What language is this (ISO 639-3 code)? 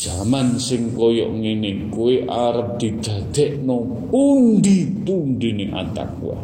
msa